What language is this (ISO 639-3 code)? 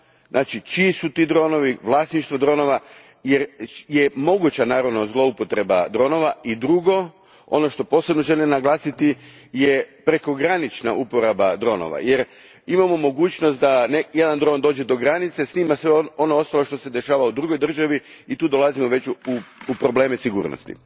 hrv